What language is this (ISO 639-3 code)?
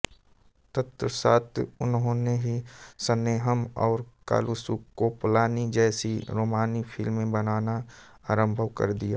hin